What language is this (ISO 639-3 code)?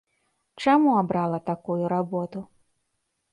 bel